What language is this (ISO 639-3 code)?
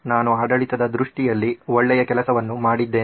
kan